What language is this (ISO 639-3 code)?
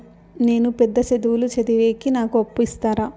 tel